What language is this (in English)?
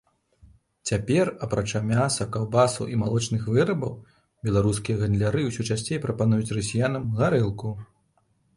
Belarusian